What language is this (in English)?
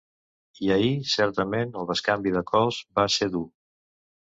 Catalan